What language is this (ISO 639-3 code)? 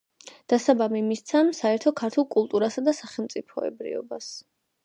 kat